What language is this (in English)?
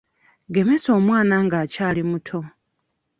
Ganda